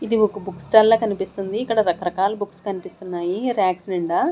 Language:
Telugu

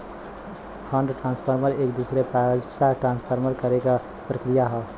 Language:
Bhojpuri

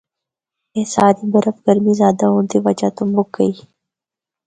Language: Northern Hindko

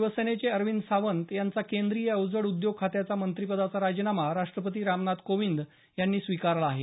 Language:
Marathi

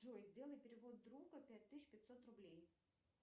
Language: Russian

